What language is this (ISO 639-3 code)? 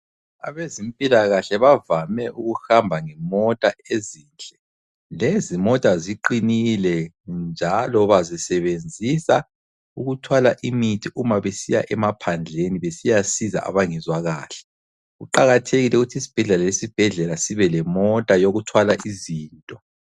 nde